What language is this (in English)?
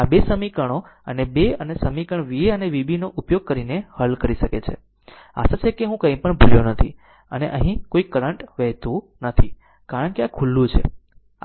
Gujarati